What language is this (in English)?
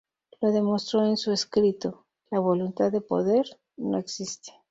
Spanish